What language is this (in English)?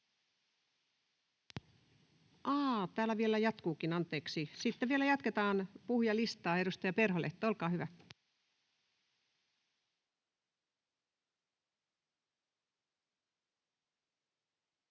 Finnish